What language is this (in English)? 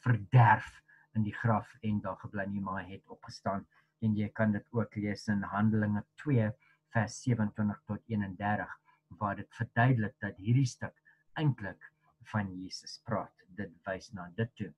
Dutch